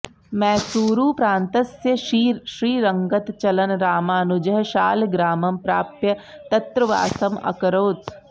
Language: Sanskrit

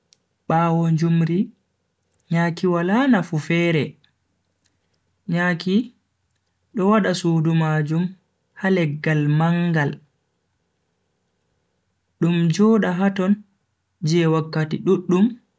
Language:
Bagirmi Fulfulde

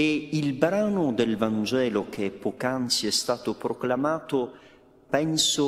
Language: Italian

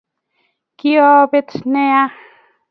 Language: Kalenjin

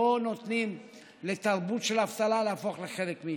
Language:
Hebrew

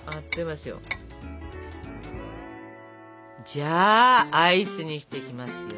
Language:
Japanese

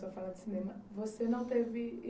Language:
Portuguese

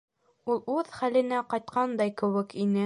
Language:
Bashkir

